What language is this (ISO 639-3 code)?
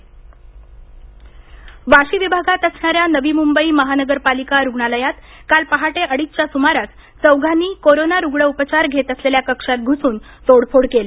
mar